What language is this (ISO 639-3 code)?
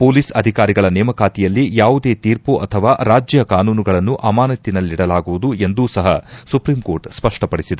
kan